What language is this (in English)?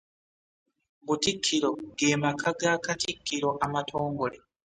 Ganda